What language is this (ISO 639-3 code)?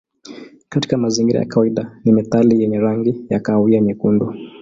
swa